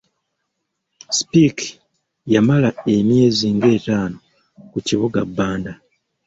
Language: Ganda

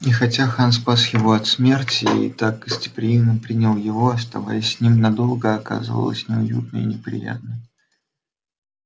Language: Russian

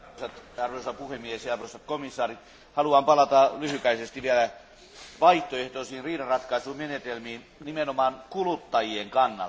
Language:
Finnish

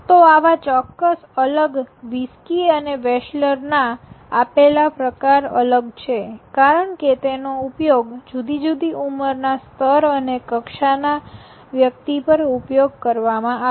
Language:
Gujarati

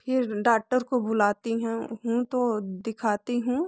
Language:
Hindi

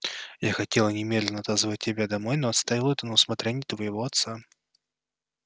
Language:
Russian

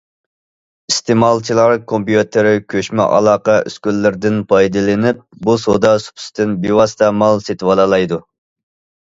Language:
Uyghur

